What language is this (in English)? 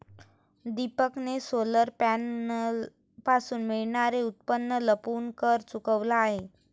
Marathi